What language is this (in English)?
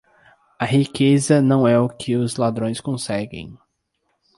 Portuguese